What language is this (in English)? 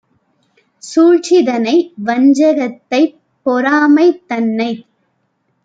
Tamil